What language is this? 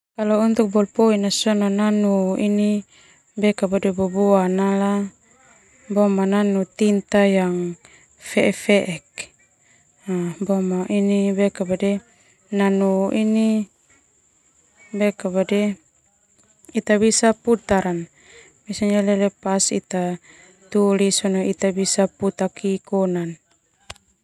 Termanu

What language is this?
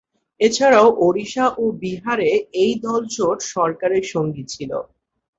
Bangla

